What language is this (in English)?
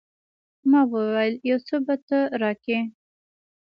Pashto